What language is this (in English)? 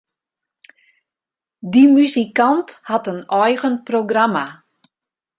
Western Frisian